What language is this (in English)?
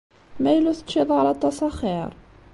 Kabyle